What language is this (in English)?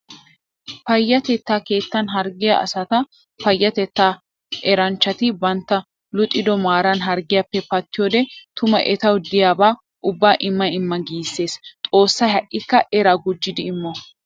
Wolaytta